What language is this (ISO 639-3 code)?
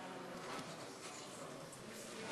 heb